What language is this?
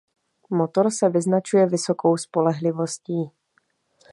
Czech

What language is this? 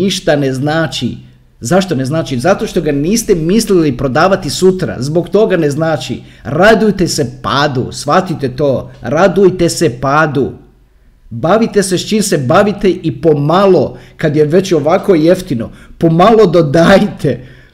Croatian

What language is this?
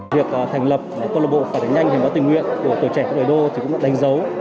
Vietnamese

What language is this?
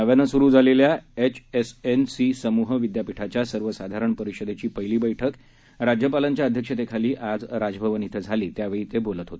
Marathi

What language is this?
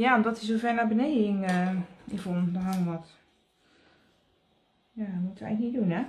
Dutch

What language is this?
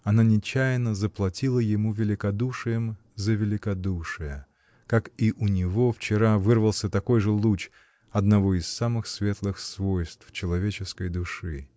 Russian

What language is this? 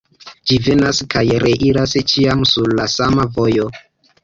Esperanto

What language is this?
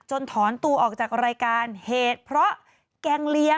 Thai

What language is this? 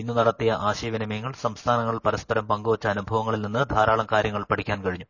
Malayalam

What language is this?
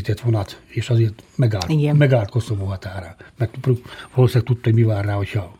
Hungarian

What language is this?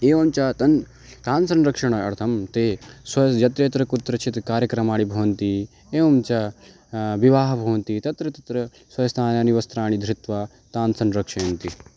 Sanskrit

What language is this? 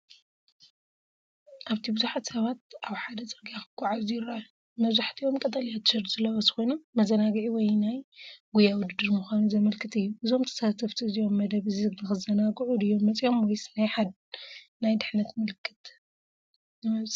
Tigrinya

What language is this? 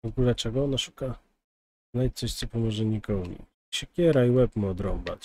Polish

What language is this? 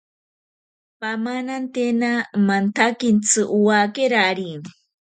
Ashéninka Perené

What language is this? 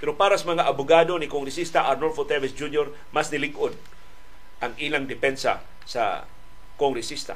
Filipino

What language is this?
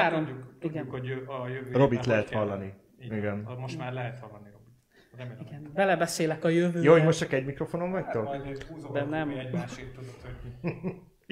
Hungarian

